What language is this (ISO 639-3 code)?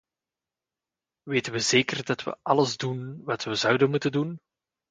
nld